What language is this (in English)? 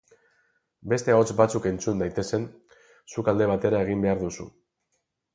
Basque